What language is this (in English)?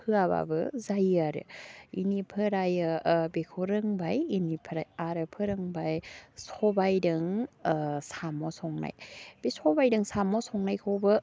Bodo